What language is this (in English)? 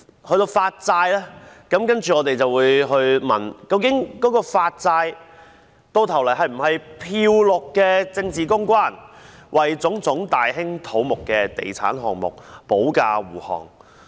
Cantonese